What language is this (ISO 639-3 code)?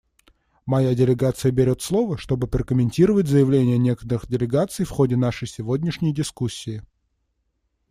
rus